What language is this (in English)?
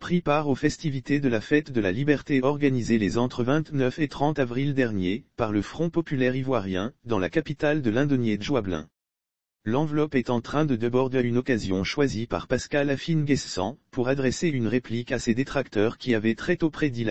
French